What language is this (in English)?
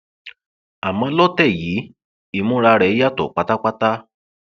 Yoruba